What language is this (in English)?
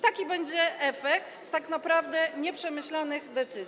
Polish